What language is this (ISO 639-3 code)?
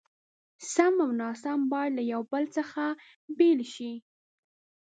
pus